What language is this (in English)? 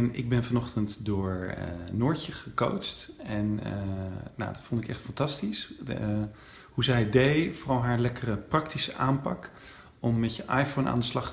Dutch